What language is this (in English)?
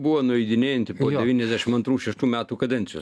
Lithuanian